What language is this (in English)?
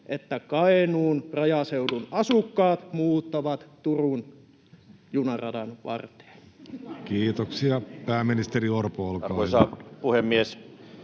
Finnish